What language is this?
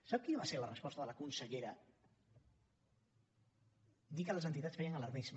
Catalan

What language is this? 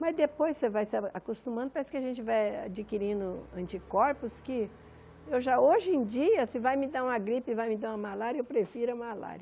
Portuguese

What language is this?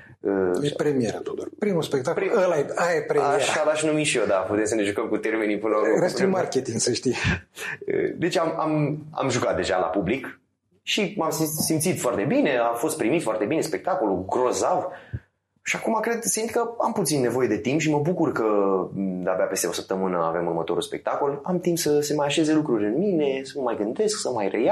Romanian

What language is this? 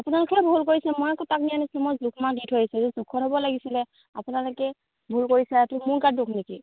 Assamese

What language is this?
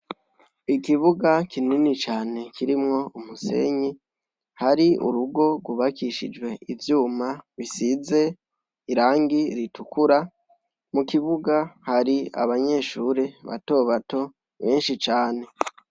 Rundi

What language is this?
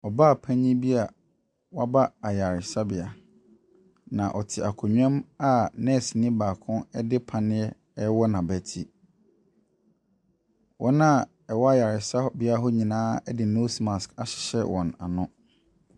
Akan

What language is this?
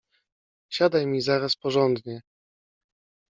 Polish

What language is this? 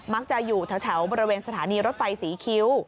Thai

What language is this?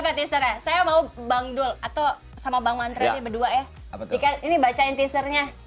Indonesian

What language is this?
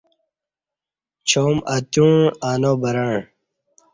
Kati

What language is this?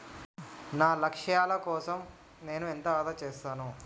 Telugu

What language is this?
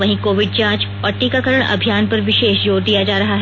Hindi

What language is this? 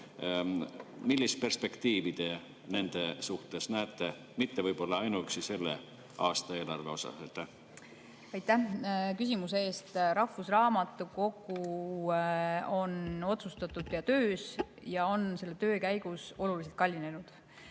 Estonian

